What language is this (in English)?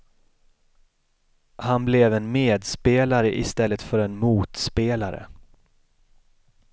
Swedish